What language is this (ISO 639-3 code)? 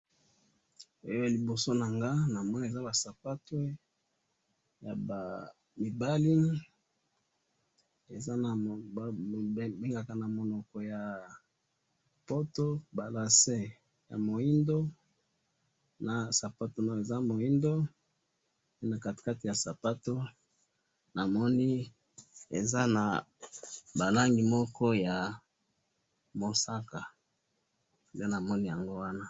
lin